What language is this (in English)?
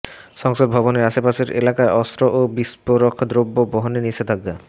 Bangla